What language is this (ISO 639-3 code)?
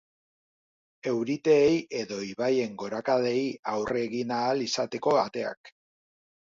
eus